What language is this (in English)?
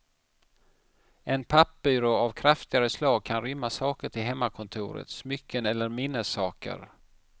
Swedish